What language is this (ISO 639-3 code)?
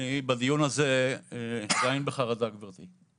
heb